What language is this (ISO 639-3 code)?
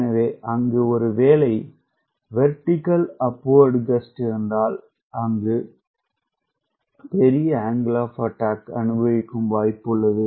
tam